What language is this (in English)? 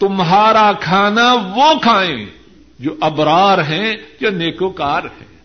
Urdu